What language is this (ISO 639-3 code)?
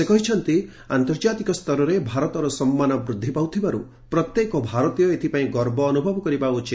ori